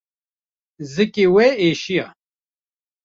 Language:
Kurdish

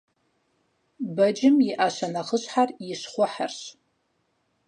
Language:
Kabardian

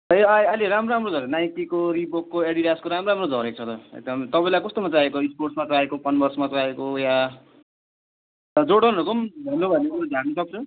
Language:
Nepali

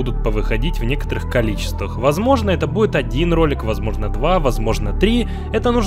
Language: Russian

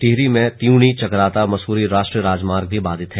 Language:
Hindi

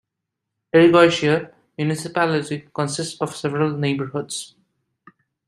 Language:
English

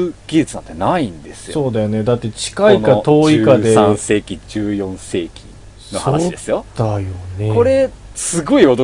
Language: Japanese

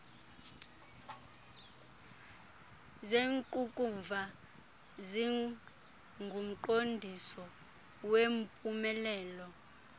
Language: Xhosa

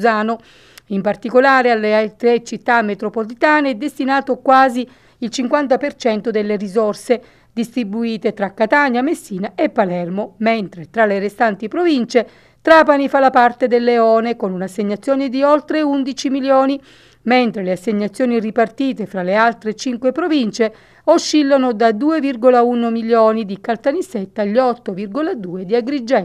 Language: Italian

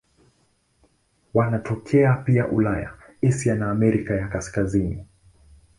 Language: Swahili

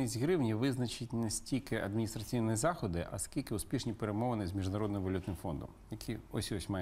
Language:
Ukrainian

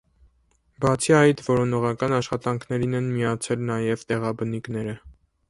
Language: Armenian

